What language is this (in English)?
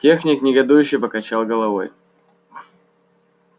Russian